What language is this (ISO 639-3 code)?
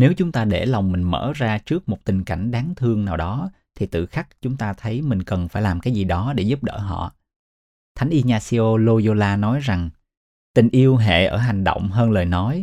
vie